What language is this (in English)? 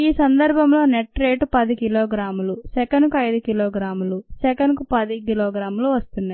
Telugu